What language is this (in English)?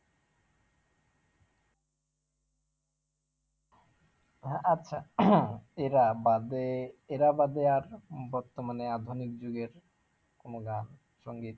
Bangla